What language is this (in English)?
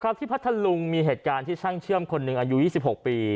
Thai